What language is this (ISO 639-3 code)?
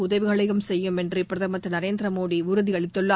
tam